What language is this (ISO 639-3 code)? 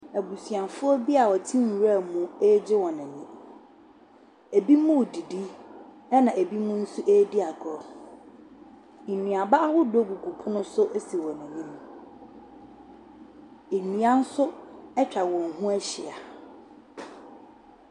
aka